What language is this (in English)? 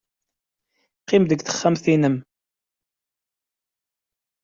Kabyle